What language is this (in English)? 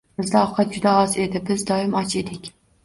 Uzbek